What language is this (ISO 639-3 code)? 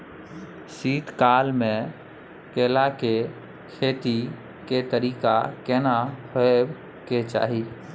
mai